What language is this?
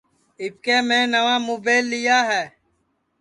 Sansi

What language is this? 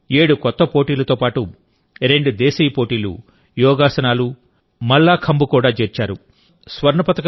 Telugu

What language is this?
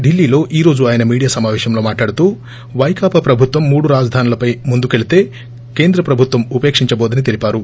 Telugu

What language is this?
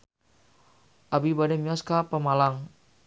Sundanese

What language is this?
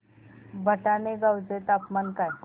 Marathi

